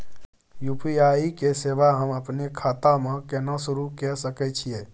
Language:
Maithili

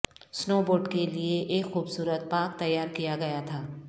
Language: Urdu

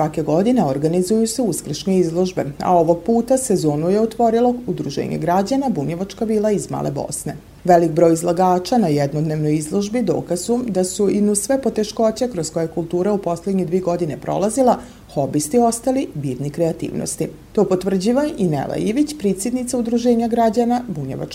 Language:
Croatian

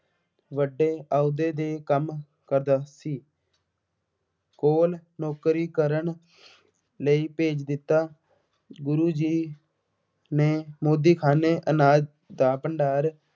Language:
Punjabi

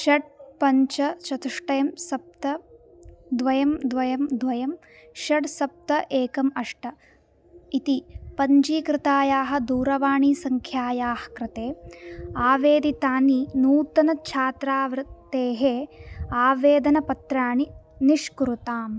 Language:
Sanskrit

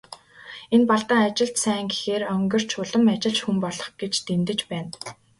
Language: Mongolian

